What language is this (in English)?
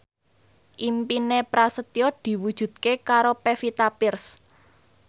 Javanese